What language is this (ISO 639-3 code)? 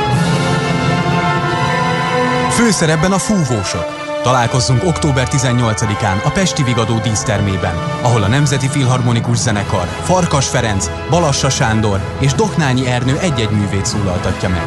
hun